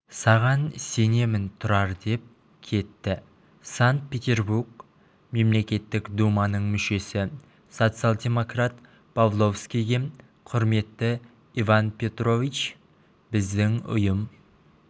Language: Kazakh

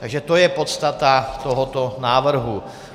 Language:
Czech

